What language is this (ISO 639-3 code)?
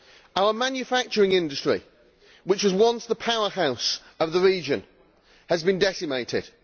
eng